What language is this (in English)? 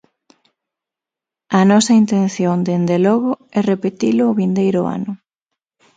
Galician